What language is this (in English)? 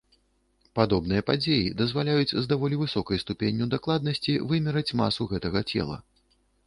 Belarusian